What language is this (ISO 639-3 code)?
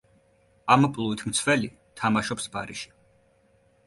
kat